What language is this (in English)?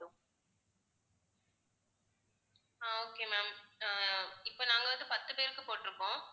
Tamil